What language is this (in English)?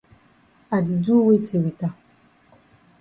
Cameroon Pidgin